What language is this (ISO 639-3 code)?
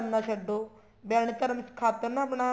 pan